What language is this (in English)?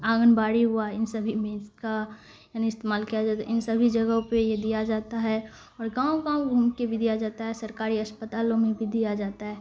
Urdu